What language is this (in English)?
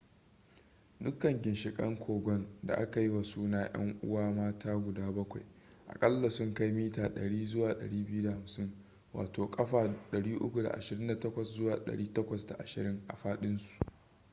Hausa